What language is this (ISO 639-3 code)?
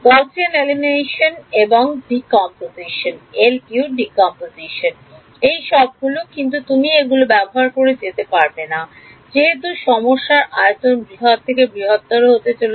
ben